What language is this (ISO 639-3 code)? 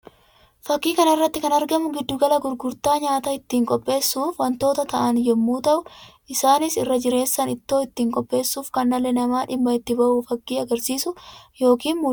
orm